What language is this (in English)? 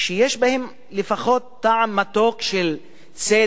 Hebrew